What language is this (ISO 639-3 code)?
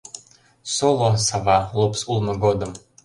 chm